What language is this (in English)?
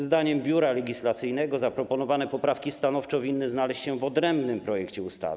Polish